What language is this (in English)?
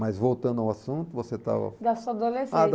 Portuguese